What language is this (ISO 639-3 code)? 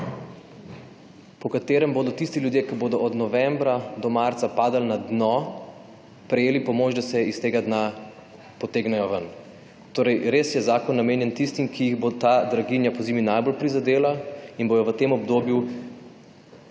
slv